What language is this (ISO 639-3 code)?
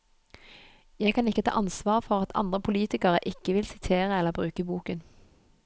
nor